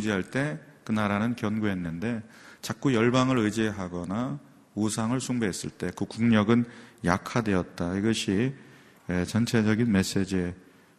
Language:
Korean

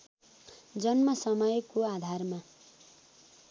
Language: Nepali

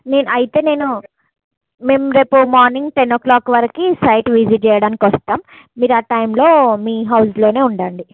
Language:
Telugu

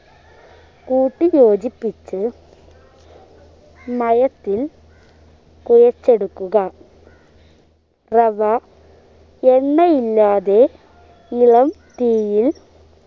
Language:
Malayalam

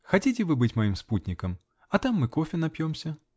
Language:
Russian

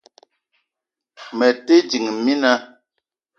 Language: Eton (Cameroon)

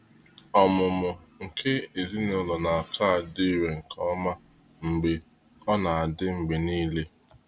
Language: Igbo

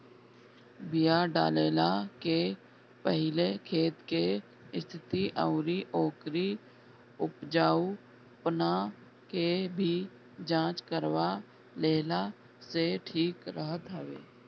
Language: Bhojpuri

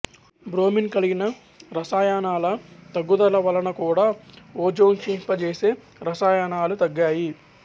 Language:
Telugu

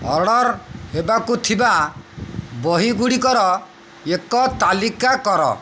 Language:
Odia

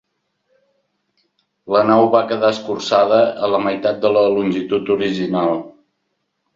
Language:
Catalan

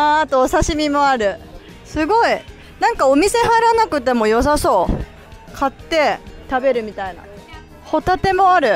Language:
Japanese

